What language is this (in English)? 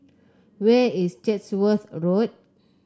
English